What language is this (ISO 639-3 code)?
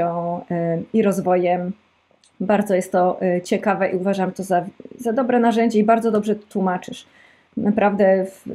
pol